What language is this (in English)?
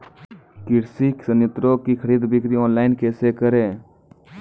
Maithili